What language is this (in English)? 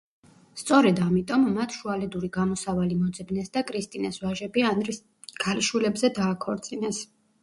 Georgian